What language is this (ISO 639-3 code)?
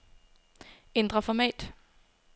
dan